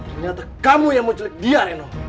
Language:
Indonesian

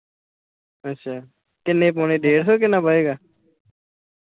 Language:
Punjabi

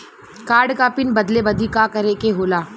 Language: Bhojpuri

